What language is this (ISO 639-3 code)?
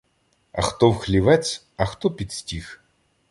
ukr